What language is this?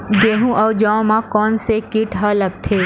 Chhattisgarhi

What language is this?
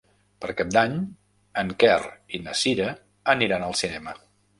Catalan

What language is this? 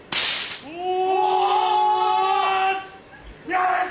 Japanese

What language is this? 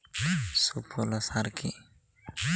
Bangla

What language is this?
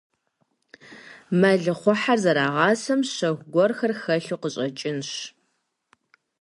Kabardian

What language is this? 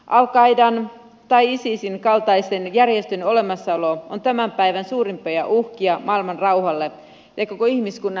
Finnish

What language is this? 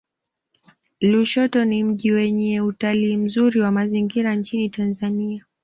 Swahili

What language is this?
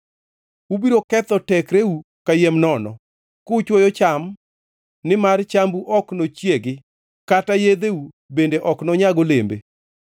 Luo (Kenya and Tanzania)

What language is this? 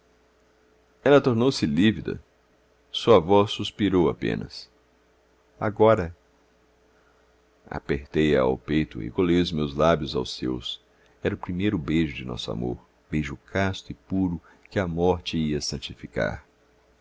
Portuguese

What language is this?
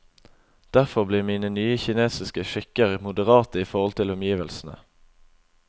Norwegian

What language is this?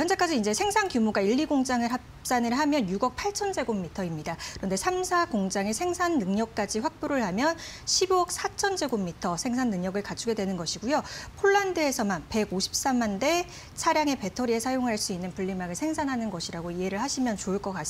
Korean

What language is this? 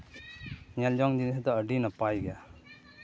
Santali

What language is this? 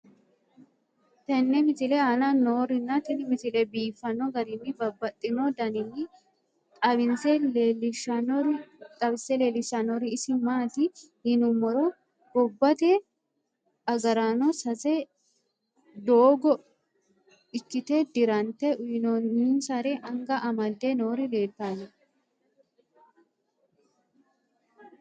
Sidamo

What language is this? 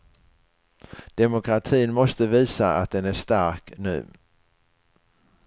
Swedish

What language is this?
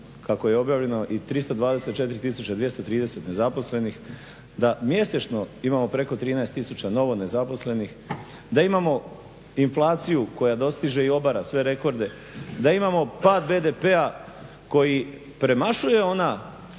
Croatian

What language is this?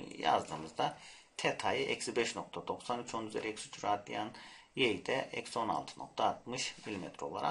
Turkish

